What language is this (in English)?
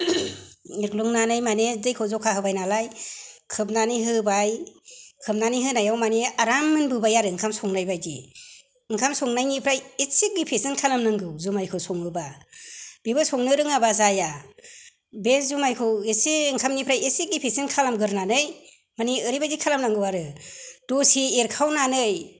Bodo